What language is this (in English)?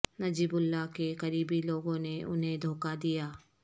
Urdu